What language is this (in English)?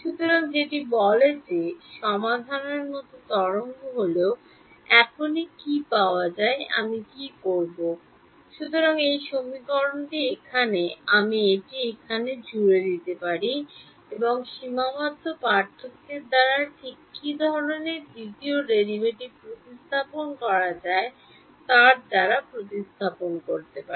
Bangla